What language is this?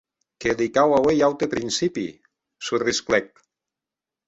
Occitan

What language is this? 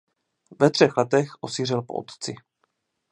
Czech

